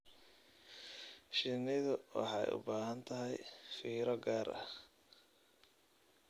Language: Somali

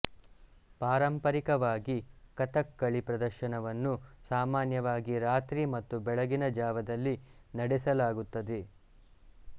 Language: Kannada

